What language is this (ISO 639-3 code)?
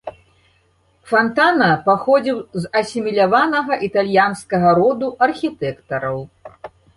bel